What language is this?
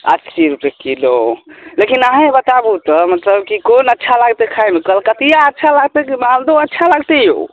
Maithili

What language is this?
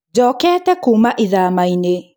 Kikuyu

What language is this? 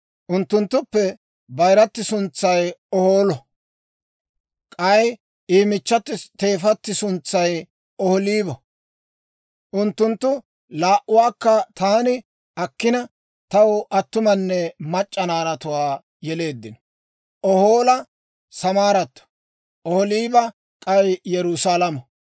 Dawro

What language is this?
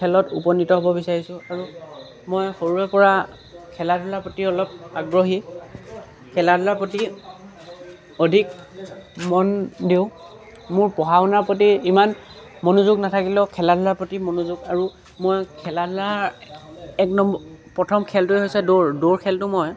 Assamese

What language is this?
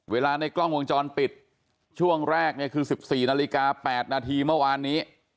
Thai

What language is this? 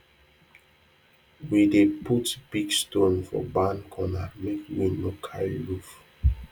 Nigerian Pidgin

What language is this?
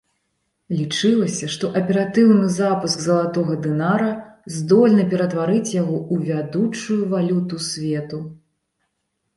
Belarusian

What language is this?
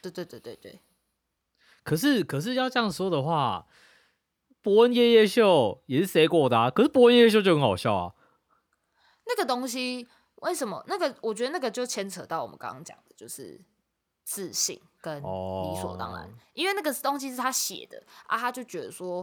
Chinese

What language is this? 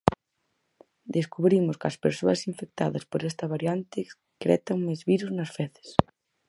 Galician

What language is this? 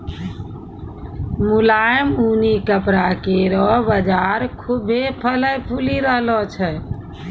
Maithili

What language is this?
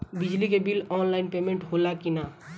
Bhojpuri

